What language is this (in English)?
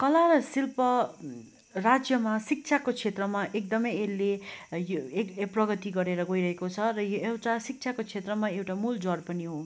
Nepali